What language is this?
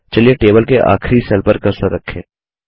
Hindi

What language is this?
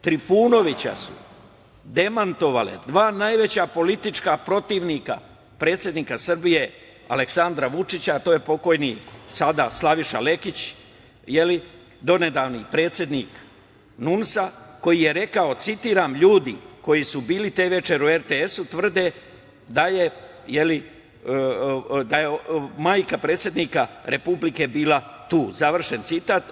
Serbian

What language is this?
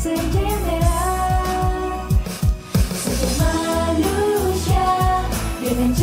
Indonesian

